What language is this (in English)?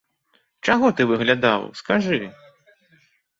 Belarusian